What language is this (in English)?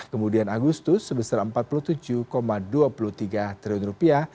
Indonesian